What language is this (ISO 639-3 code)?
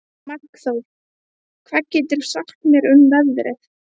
isl